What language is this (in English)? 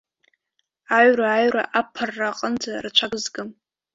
Abkhazian